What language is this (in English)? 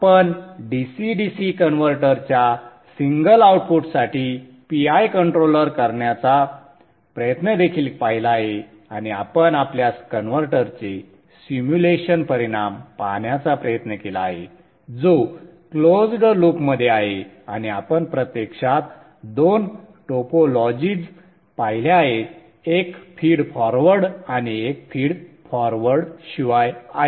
Marathi